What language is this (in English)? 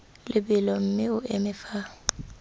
Tswana